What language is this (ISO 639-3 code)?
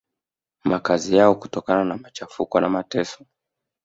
swa